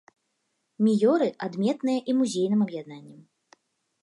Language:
Belarusian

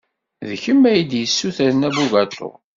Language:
Kabyle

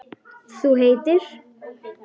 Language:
Icelandic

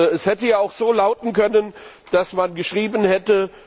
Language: German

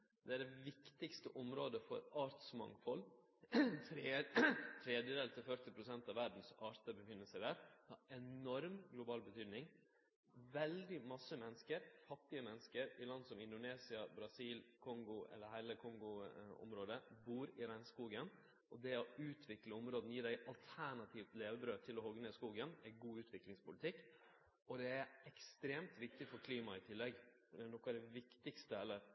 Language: Norwegian Nynorsk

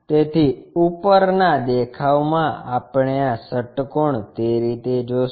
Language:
Gujarati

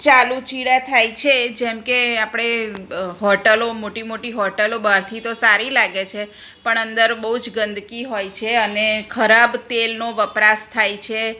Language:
Gujarati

